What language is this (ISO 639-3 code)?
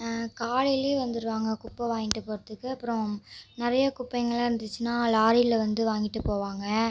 tam